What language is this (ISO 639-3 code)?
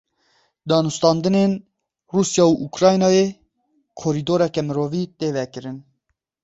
kur